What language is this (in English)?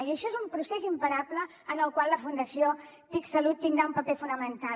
Catalan